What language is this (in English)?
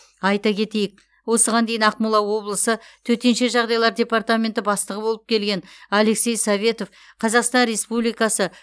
Kazakh